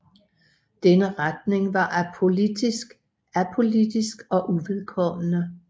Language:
Danish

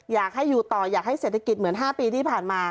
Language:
Thai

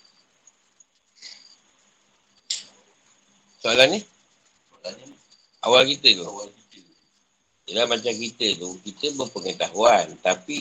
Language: Malay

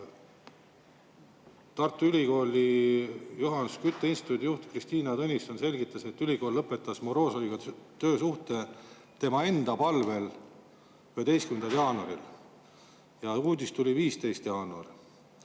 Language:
Estonian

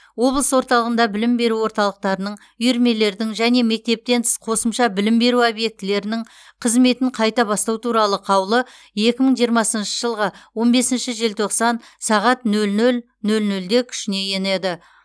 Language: Kazakh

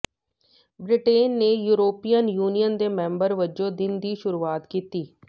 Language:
Punjabi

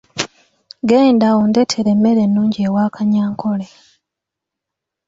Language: Ganda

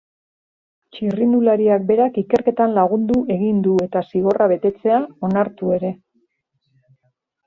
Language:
Basque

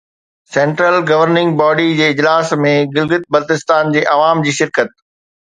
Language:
Sindhi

